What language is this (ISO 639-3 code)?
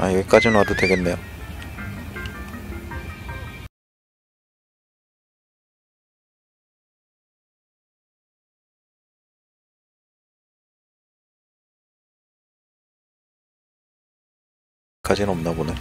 kor